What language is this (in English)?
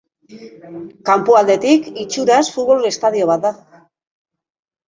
Basque